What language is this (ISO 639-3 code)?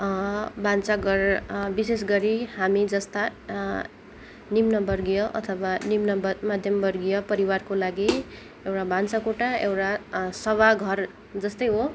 nep